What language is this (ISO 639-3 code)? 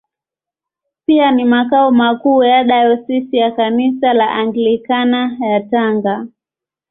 swa